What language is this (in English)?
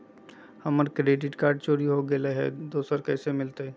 Magahi